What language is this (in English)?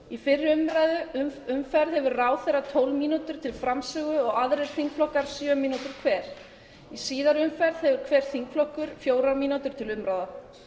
Icelandic